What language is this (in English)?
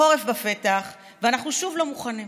Hebrew